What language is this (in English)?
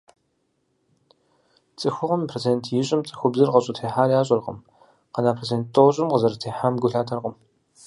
Kabardian